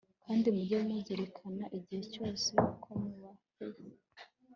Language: Kinyarwanda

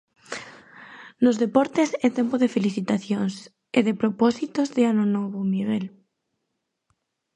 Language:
Galician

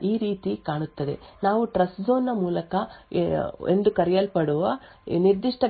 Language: Kannada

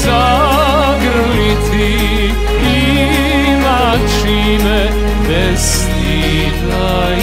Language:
Romanian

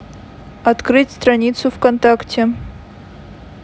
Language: Russian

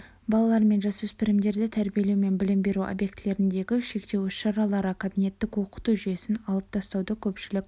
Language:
Kazakh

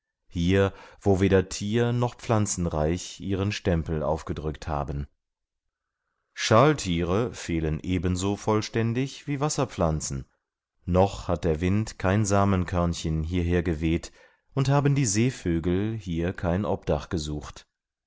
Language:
German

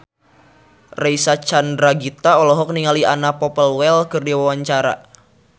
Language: Sundanese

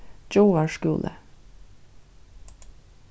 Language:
Faroese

